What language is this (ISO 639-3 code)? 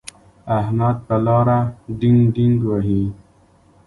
pus